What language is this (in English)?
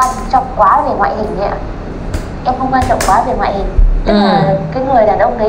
Vietnamese